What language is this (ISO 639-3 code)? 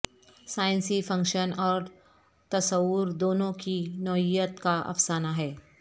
urd